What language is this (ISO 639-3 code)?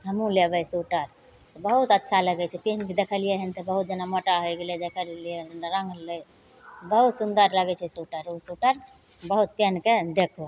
mai